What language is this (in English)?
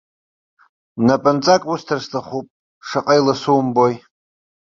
Abkhazian